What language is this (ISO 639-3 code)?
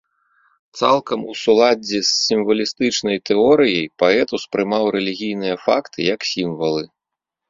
bel